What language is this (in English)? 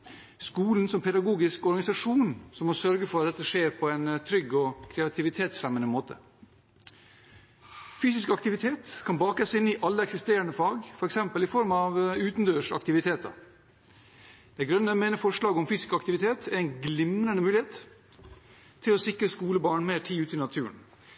Norwegian Bokmål